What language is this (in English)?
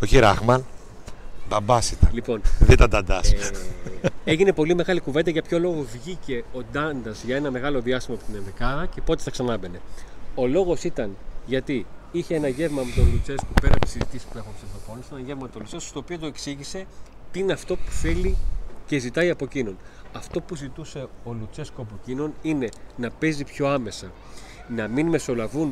Greek